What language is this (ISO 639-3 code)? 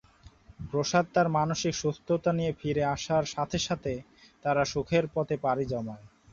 ben